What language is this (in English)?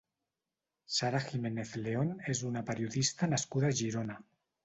Catalan